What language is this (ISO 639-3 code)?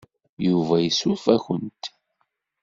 kab